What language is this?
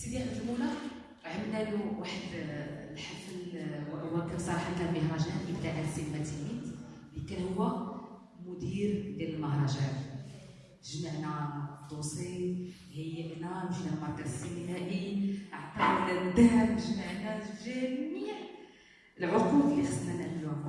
Arabic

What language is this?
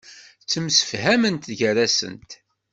Kabyle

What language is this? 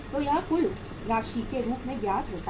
Hindi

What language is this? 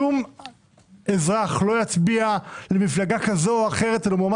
Hebrew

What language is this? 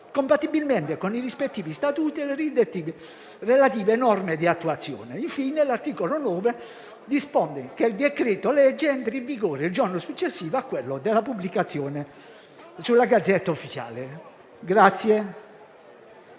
Italian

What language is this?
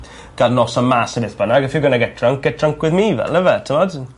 Welsh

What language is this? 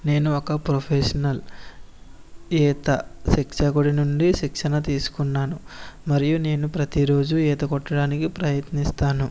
Telugu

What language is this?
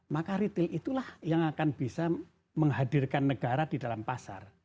Indonesian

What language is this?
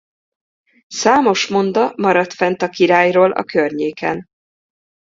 Hungarian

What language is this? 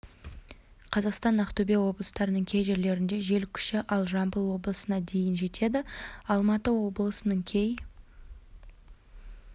Kazakh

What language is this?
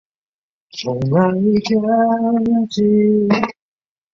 Chinese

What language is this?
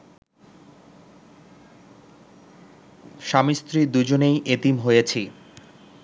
Bangla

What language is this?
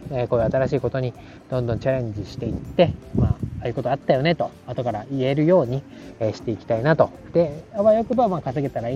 Japanese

